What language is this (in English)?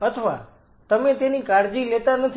Gujarati